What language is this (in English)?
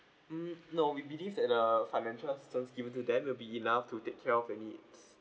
English